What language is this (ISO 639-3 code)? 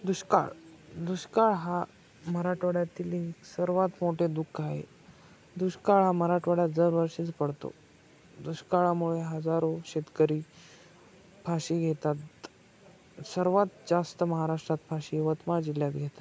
mar